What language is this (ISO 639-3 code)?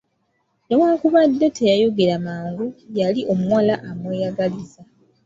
lug